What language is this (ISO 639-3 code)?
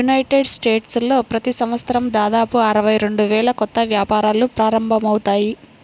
tel